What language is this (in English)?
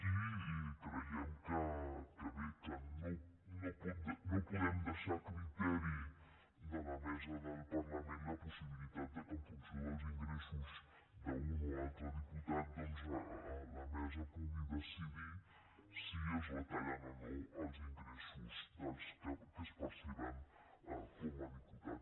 Catalan